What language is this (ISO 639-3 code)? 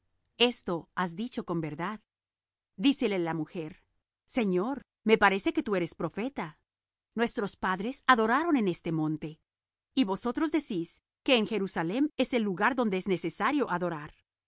spa